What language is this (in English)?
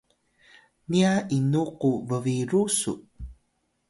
Atayal